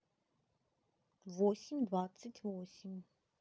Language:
Russian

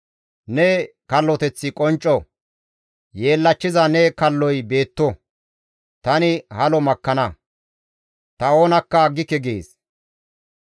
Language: Gamo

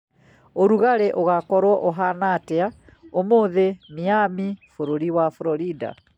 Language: Kikuyu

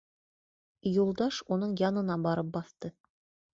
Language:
Bashkir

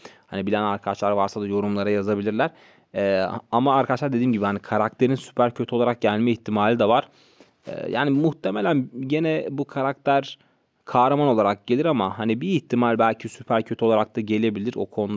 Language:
Turkish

